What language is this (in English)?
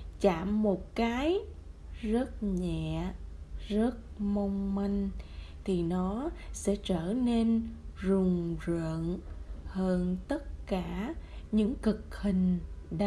Vietnamese